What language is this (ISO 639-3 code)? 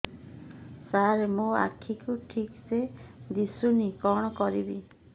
ori